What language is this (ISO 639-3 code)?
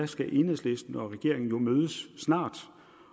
dan